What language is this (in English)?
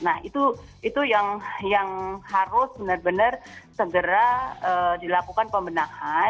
Indonesian